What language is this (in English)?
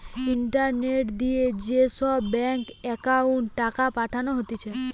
Bangla